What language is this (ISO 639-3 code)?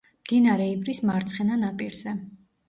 kat